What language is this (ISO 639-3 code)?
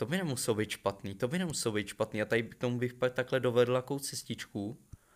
ces